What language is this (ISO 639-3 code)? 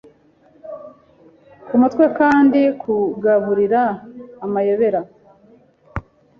kin